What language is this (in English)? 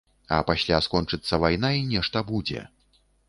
Belarusian